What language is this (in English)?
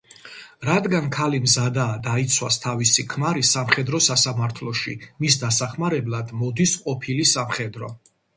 Georgian